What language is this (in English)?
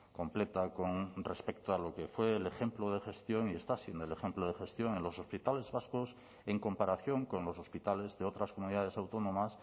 Spanish